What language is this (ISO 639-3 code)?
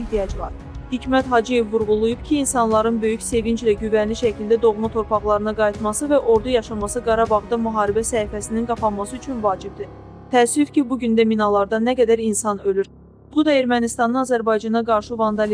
tur